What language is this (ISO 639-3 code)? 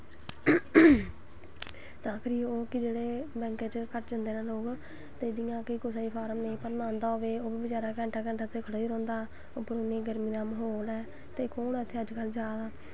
doi